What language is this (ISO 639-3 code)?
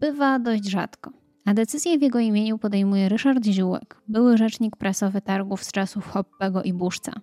pol